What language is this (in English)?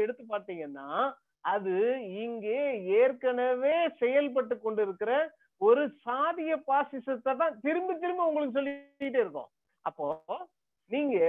Tamil